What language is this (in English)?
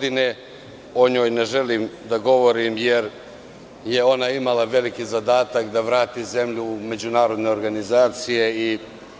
Serbian